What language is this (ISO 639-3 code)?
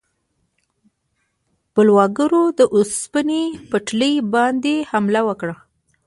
pus